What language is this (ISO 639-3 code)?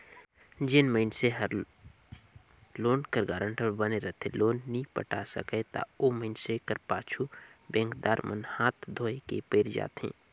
hne